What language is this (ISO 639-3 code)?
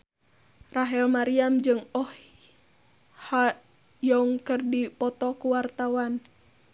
sun